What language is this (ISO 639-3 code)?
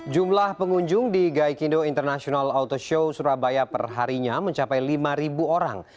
ind